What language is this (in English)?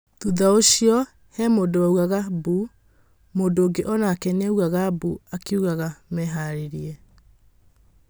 Kikuyu